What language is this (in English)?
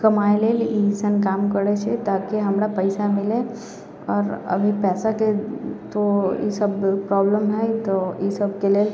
Maithili